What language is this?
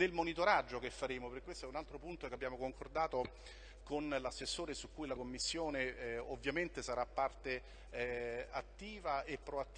Italian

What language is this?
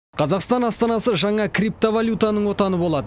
Kazakh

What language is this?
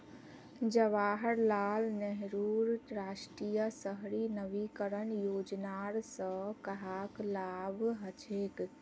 Magahi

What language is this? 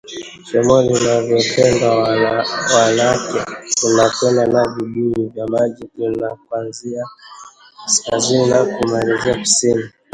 Swahili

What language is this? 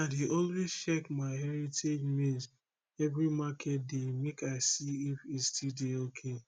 Nigerian Pidgin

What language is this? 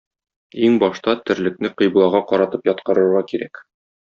Tatar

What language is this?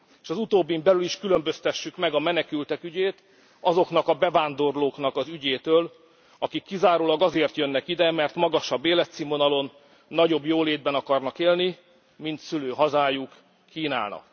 Hungarian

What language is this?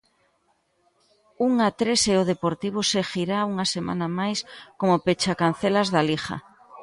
Galician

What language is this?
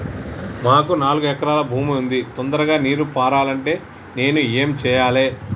Telugu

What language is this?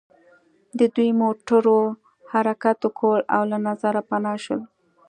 Pashto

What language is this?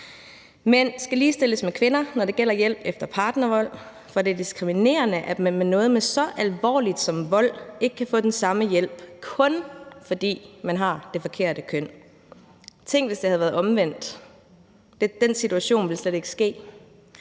Danish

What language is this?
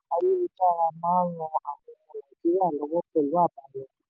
Yoruba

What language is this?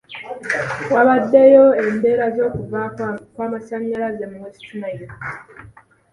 Ganda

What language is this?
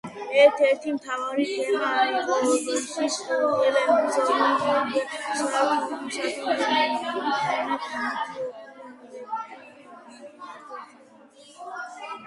Georgian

